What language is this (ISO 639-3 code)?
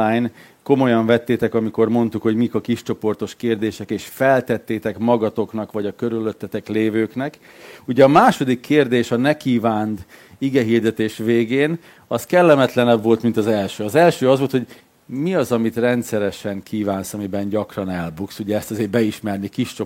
hun